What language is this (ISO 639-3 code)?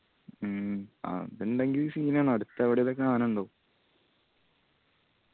mal